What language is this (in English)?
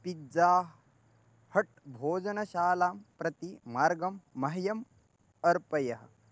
Sanskrit